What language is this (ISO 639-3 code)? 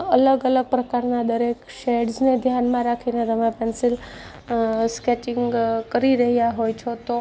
guj